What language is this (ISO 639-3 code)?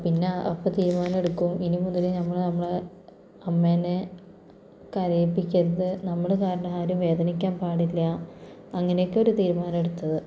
mal